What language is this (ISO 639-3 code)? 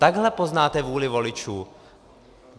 ces